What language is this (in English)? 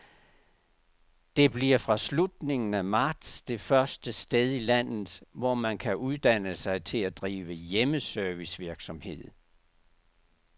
Danish